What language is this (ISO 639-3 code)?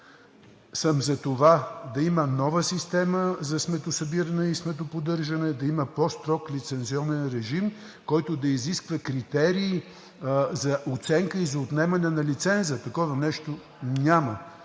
bul